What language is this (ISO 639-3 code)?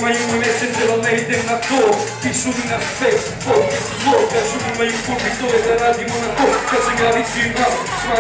rus